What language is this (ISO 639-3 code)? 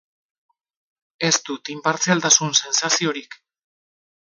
eus